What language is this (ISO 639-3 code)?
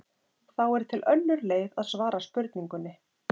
isl